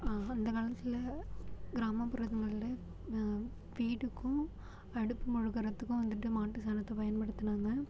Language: Tamil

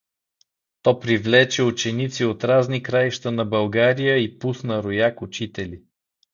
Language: Bulgarian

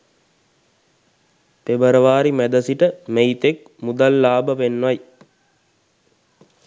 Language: Sinhala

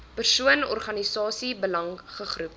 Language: Afrikaans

